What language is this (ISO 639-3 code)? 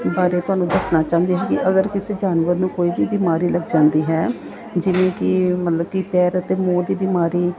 pan